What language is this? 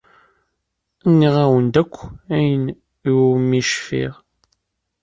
Kabyle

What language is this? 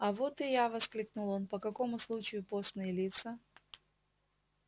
Russian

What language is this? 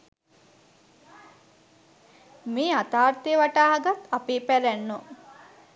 Sinhala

